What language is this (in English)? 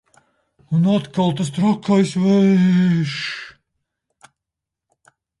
Latvian